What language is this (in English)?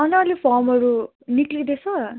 Nepali